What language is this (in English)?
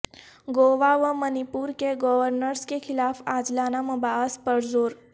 Urdu